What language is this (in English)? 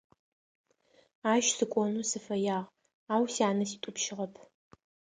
Adyghe